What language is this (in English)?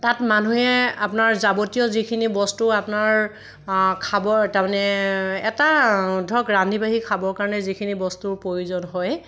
Assamese